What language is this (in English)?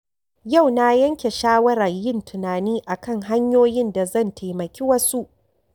Hausa